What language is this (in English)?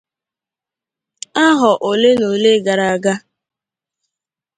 Igbo